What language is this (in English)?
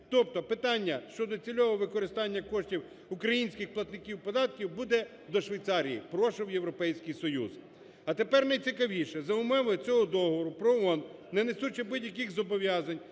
Ukrainian